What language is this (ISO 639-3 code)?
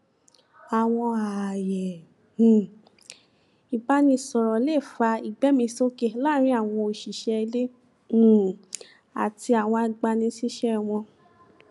yor